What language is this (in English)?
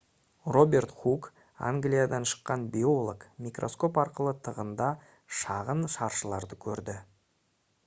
Kazakh